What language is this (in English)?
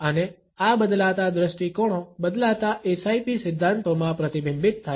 Gujarati